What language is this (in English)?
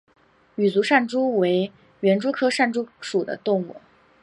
Chinese